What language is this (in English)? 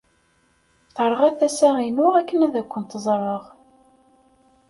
Kabyle